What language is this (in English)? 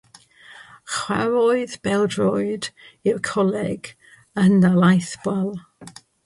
Welsh